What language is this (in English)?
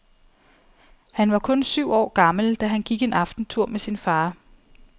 Danish